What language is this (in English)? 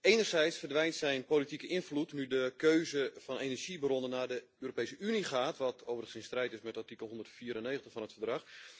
Dutch